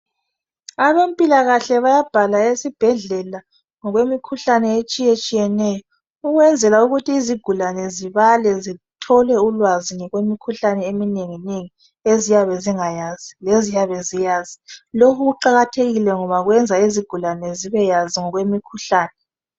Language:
North Ndebele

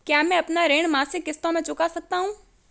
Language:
Hindi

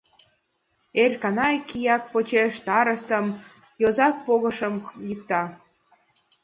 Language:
Mari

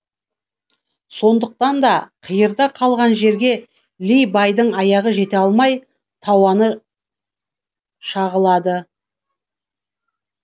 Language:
Kazakh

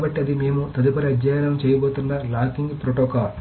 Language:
Telugu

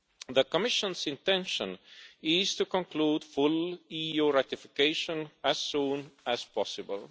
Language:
English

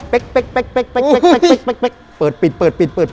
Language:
Thai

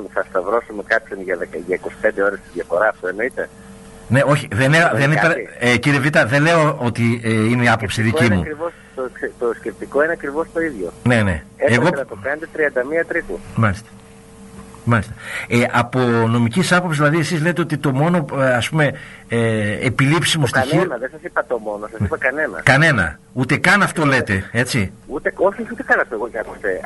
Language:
Greek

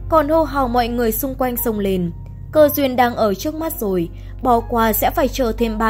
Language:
Vietnamese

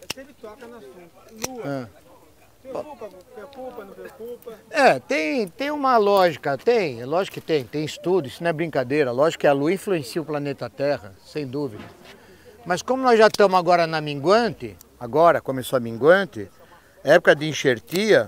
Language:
Portuguese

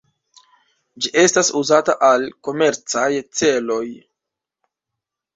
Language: Esperanto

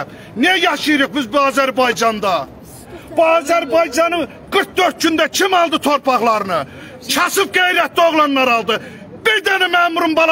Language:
Turkish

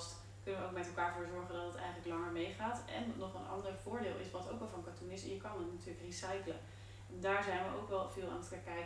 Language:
Dutch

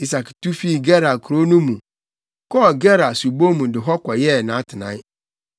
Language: Akan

